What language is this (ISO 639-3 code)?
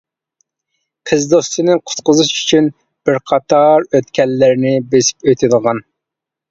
uig